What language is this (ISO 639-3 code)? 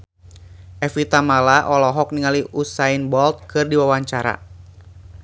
sun